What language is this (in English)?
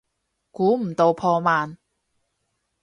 Cantonese